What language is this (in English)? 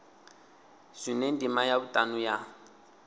Venda